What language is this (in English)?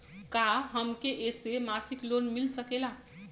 Bhojpuri